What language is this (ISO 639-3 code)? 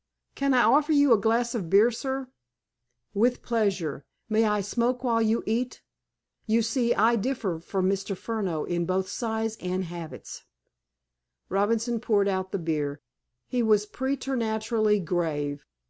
eng